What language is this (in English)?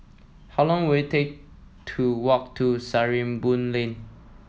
English